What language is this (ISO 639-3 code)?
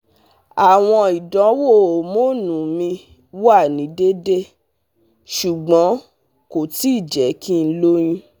yor